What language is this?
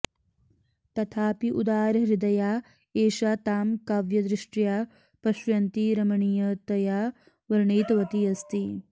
Sanskrit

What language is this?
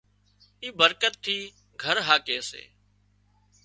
Wadiyara Koli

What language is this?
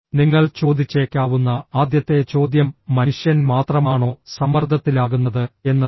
Malayalam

